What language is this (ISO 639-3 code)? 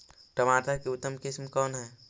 mag